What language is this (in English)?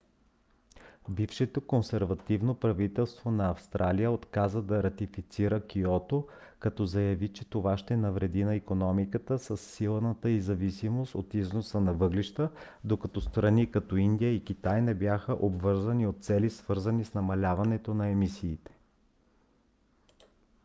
Bulgarian